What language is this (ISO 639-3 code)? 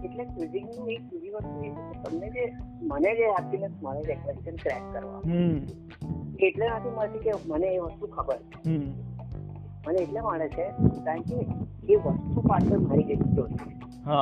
guj